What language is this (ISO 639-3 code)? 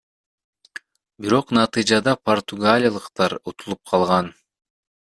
kir